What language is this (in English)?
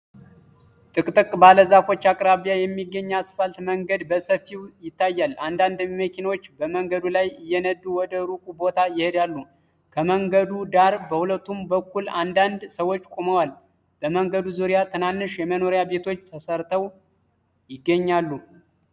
Amharic